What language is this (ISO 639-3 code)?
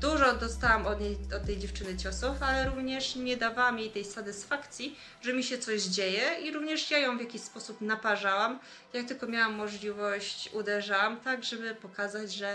pol